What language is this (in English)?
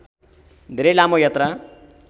Nepali